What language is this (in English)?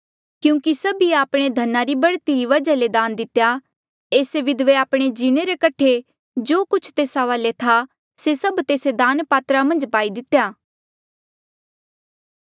Mandeali